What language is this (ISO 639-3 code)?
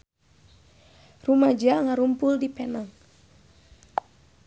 sun